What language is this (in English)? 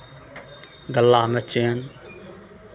Maithili